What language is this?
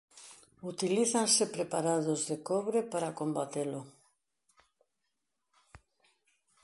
Galician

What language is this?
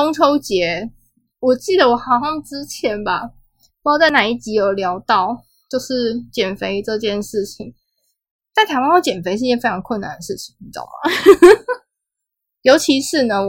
Chinese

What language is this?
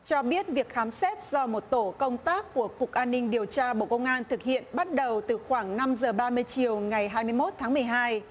Vietnamese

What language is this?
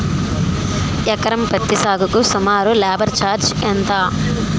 Telugu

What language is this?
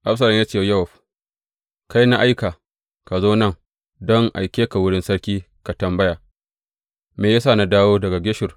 Hausa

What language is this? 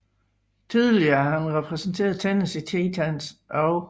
Danish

